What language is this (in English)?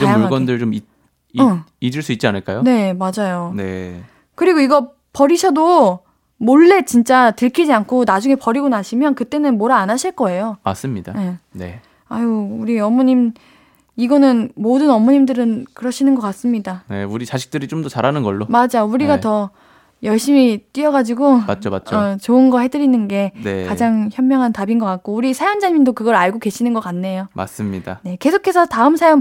Korean